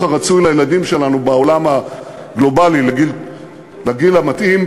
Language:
Hebrew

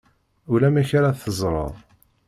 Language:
Kabyle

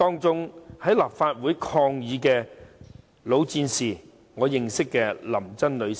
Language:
Cantonese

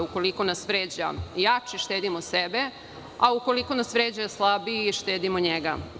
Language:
Serbian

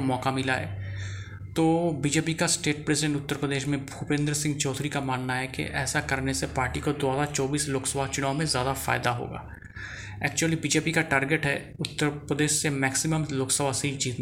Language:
Hindi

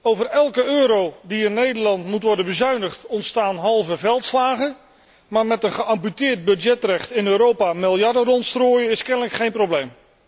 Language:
Dutch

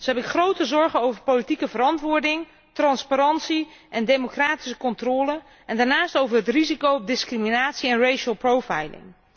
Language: Dutch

